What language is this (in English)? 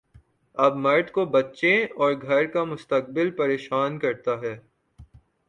Urdu